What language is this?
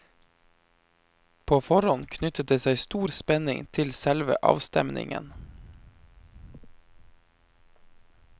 Norwegian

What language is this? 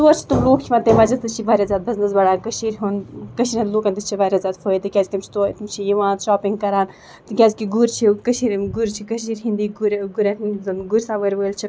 Kashmiri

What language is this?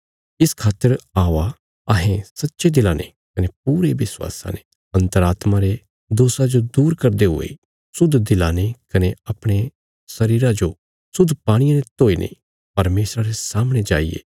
Bilaspuri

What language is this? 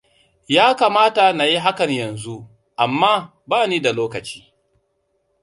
Hausa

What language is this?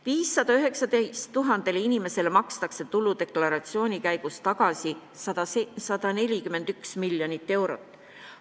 Estonian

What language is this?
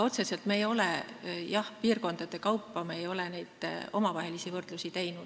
Estonian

